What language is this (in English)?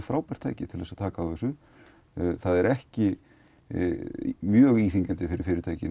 Icelandic